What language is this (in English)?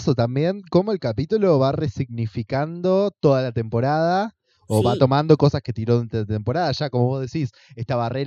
Spanish